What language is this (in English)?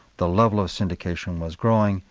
English